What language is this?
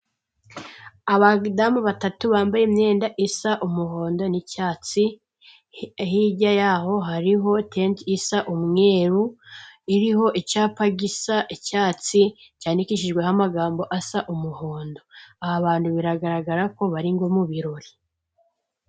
Kinyarwanda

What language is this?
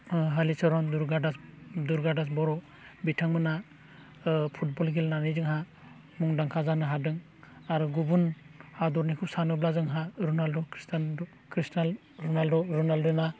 Bodo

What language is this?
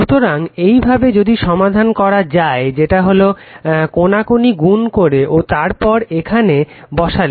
Bangla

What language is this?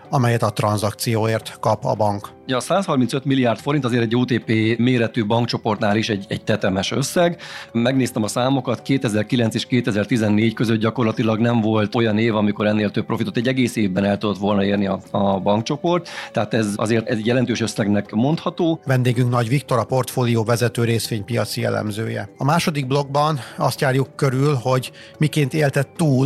Hungarian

